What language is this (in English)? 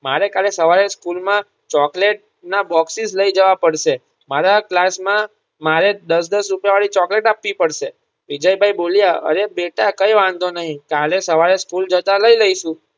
Gujarati